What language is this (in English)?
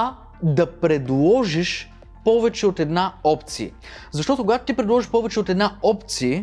Bulgarian